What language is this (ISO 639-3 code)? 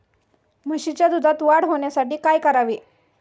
mar